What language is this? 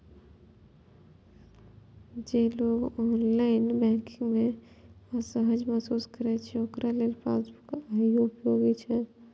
Maithili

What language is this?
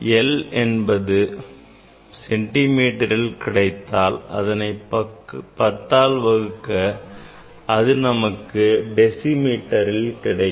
Tamil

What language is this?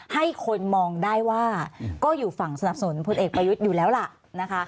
Thai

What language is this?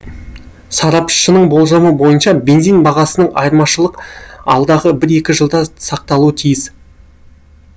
Kazakh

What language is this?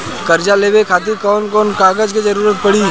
Bhojpuri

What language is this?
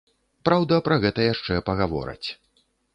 Belarusian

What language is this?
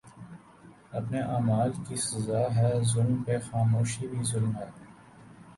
Urdu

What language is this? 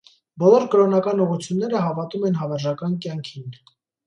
Armenian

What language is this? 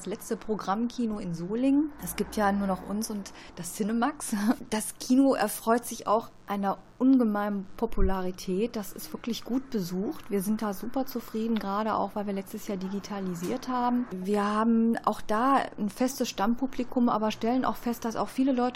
German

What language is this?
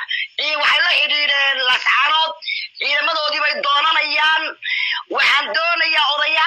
Arabic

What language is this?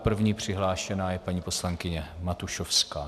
Czech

